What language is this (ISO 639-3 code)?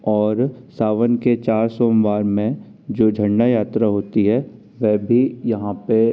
hin